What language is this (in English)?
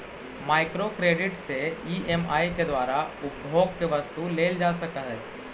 Magahi